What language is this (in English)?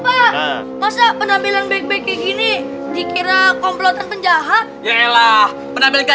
Indonesian